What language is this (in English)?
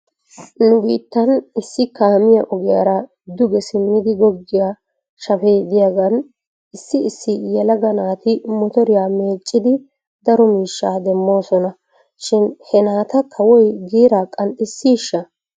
Wolaytta